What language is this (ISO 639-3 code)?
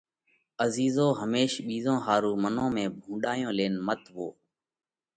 kvx